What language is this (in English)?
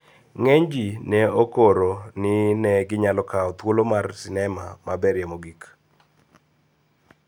Luo (Kenya and Tanzania)